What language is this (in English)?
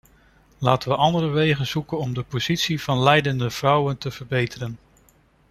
Dutch